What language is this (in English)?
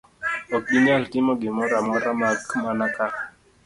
Luo (Kenya and Tanzania)